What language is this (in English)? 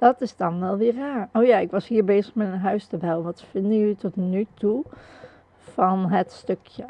Dutch